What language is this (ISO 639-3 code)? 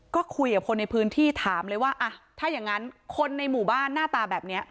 tha